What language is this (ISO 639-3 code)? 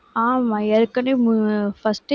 tam